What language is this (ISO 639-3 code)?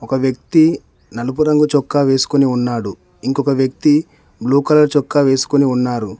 tel